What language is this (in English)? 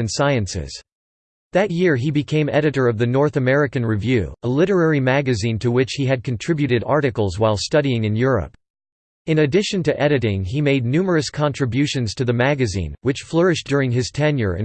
English